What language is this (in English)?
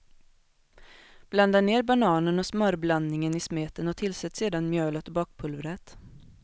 Swedish